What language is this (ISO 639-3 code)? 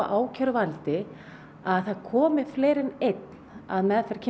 isl